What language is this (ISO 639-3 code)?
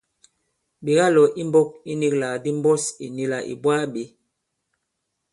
abb